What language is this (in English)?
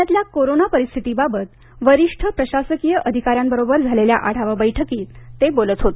Marathi